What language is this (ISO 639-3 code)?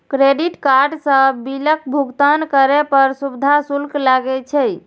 mai